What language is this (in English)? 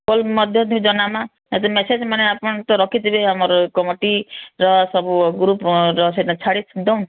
Odia